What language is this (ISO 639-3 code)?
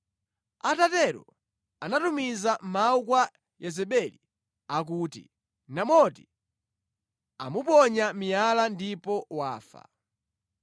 nya